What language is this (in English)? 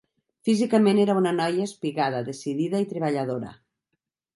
Catalan